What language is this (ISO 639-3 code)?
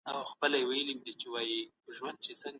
pus